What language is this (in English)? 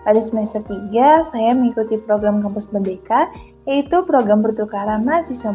Indonesian